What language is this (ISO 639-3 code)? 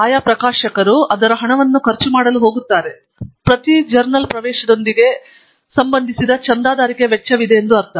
kan